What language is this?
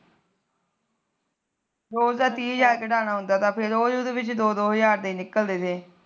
Punjabi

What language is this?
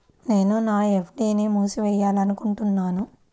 Telugu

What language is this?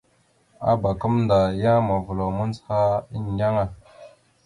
Mada (Cameroon)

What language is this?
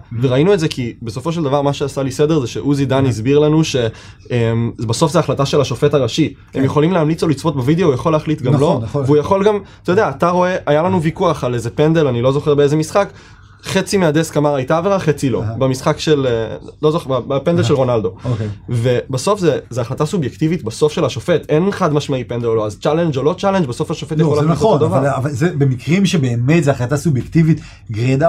Hebrew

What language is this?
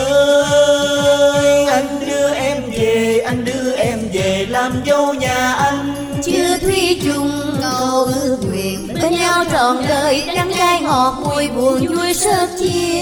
Vietnamese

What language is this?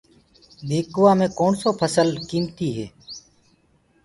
Gurgula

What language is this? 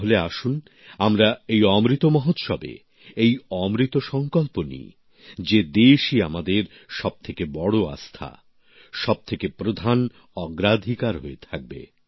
Bangla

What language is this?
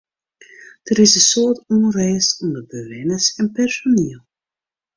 Western Frisian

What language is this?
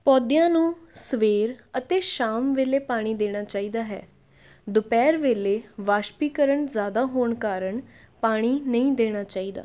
Punjabi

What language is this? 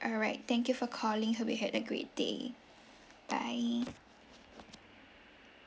English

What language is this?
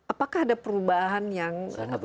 Indonesian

